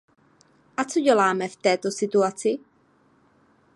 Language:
Czech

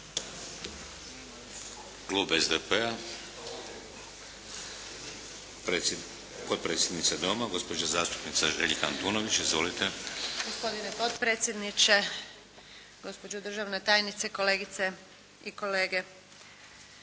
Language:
Croatian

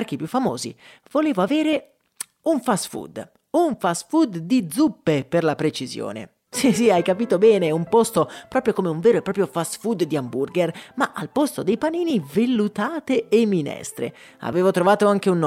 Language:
Italian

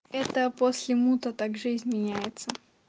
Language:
Russian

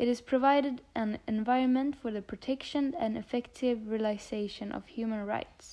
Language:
Swedish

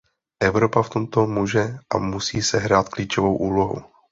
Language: Czech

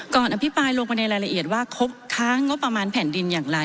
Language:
Thai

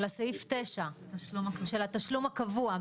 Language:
Hebrew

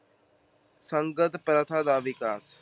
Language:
Punjabi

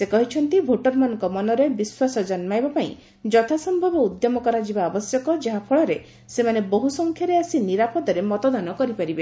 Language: Odia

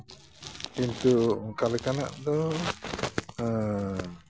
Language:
Santali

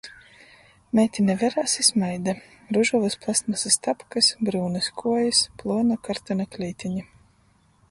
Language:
Latgalian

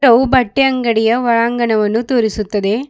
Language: Kannada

